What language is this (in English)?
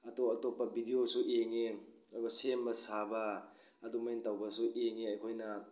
Manipuri